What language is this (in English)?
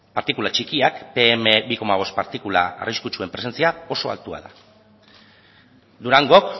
Basque